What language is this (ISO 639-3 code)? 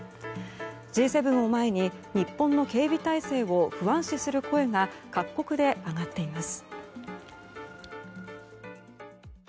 jpn